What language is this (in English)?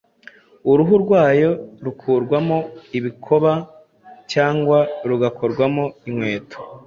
Kinyarwanda